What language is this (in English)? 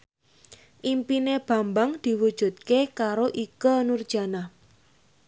Javanese